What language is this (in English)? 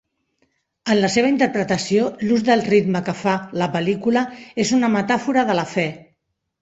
Catalan